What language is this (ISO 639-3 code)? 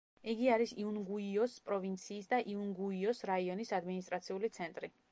kat